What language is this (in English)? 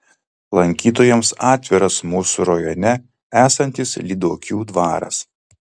Lithuanian